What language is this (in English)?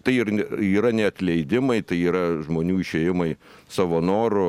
Lithuanian